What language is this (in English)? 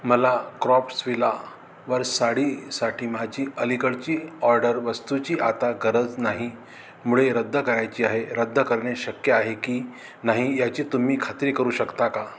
Marathi